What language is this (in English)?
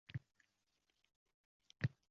Uzbek